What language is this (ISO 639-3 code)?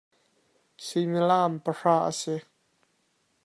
cnh